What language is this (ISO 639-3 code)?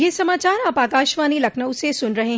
hin